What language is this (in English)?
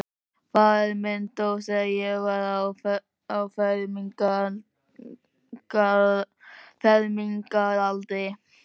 Icelandic